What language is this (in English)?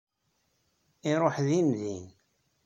Kabyle